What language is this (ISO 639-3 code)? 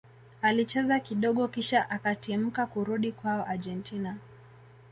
swa